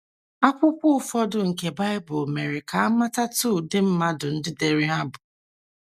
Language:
Igbo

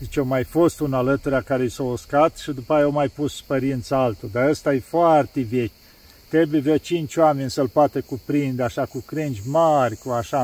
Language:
Romanian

